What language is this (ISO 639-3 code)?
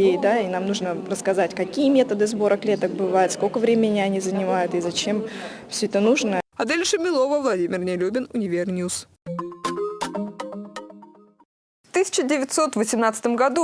rus